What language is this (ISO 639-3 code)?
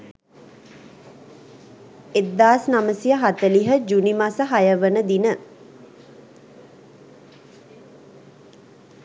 sin